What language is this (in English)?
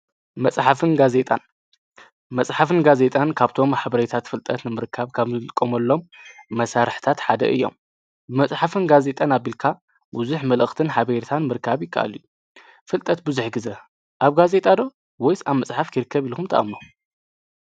Tigrinya